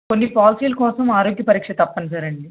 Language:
Telugu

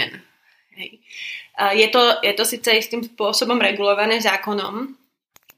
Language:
Slovak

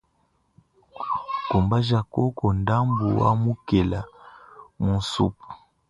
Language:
Luba-Lulua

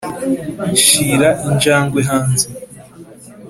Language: Kinyarwanda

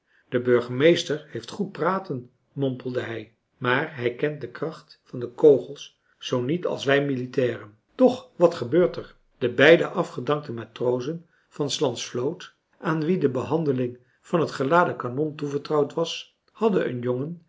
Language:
Dutch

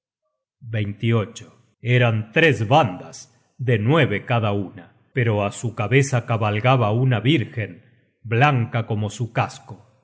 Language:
Spanish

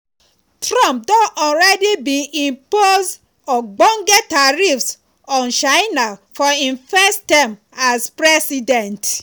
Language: Nigerian Pidgin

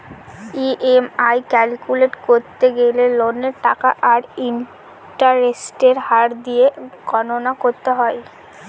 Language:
Bangla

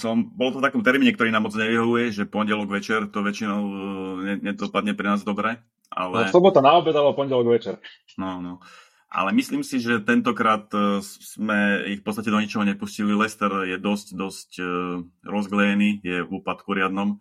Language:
Slovak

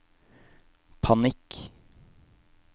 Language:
Norwegian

